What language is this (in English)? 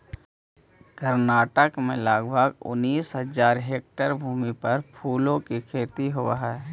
Magahi